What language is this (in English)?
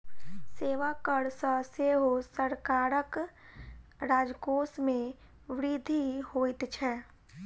Maithili